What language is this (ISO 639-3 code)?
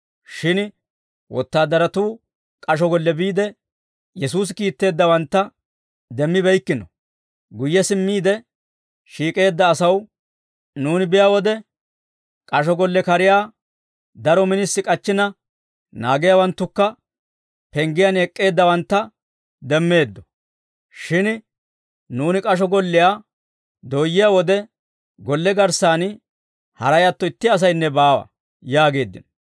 dwr